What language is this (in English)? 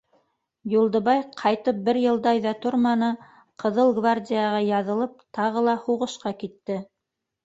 Bashkir